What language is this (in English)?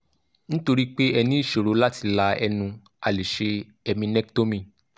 Yoruba